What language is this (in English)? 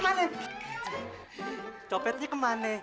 Indonesian